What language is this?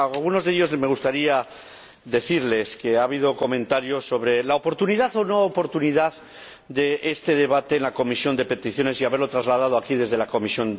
Spanish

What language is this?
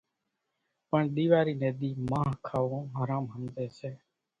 Kachi Koli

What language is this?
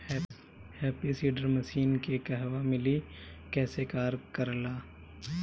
Bhojpuri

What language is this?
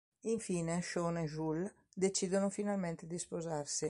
Italian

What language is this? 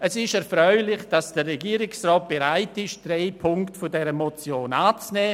Swiss German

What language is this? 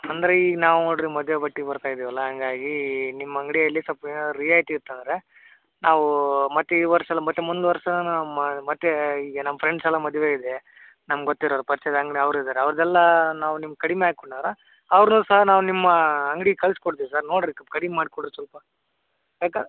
Kannada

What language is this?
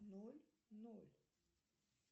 Russian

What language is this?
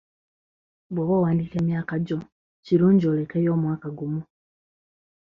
Ganda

